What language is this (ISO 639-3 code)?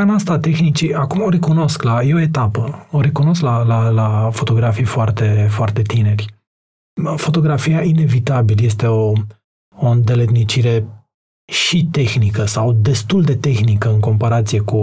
ron